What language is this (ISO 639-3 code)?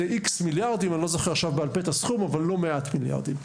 heb